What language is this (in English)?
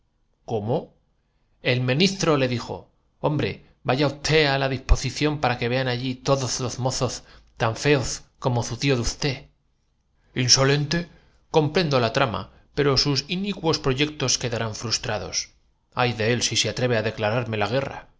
Spanish